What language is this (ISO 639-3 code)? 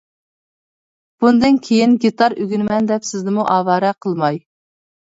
uig